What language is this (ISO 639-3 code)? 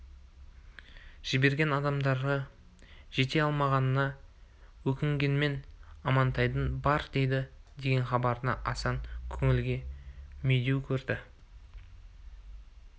kaz